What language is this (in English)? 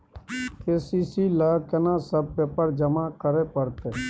Maithili